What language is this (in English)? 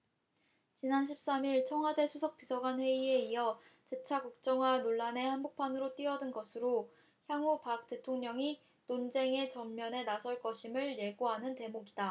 Korean